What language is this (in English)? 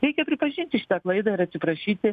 Lithuanian